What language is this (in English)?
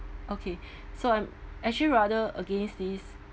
English